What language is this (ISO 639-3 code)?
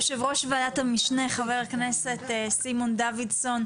heb